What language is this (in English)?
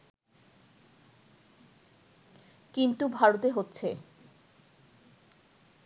Bangla